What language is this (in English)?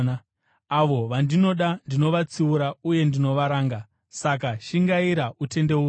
Shona